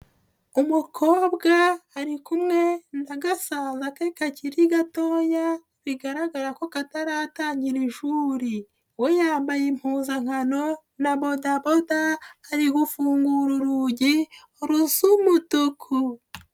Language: Kinyarwanda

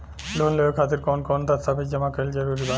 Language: Bhojpuri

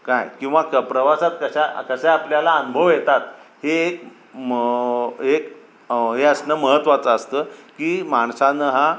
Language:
Marathi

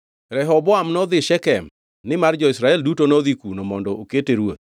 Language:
Luo (Kenya and Tanzania)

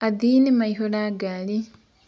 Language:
Kikuyu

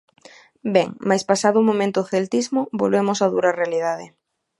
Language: Galician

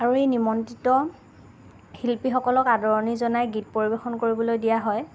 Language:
Assamese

